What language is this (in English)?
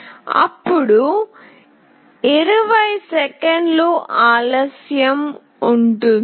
Telugu